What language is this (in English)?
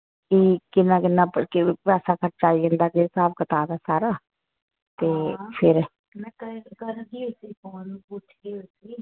Dogri